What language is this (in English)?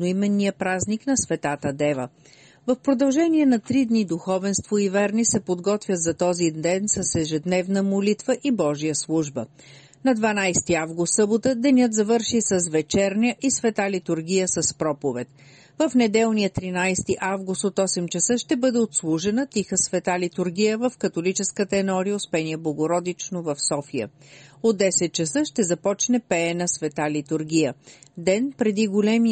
Bulgarian